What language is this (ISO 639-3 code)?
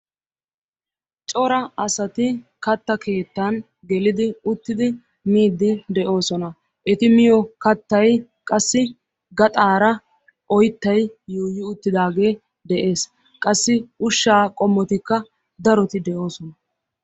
wal